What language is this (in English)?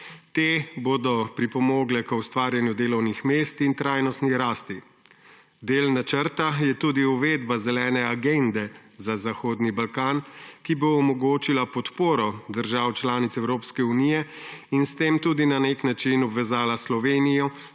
Slovenian